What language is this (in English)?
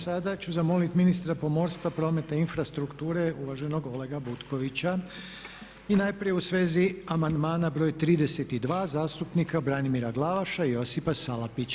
Croatian